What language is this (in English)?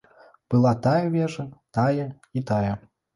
Belarusian